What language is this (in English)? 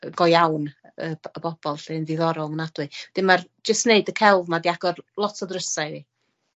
Welsh